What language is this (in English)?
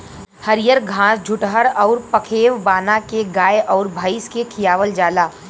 Bhojpuri